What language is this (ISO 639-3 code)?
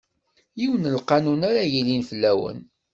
kab